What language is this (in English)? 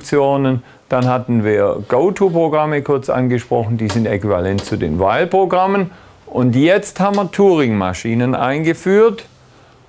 German